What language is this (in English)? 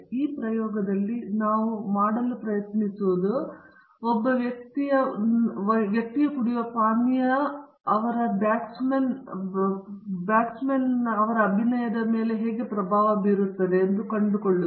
Kannada